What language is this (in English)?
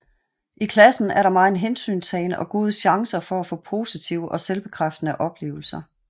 Danish